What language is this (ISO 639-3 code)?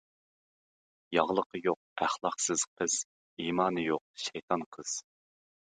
uig